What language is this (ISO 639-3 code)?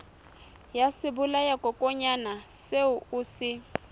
sot